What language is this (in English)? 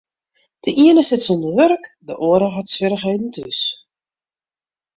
Western Frisian